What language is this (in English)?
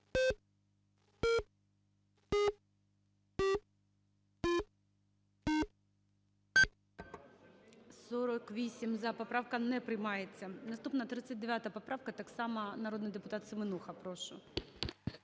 Ukrainian